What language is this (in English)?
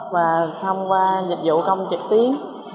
Vietnamese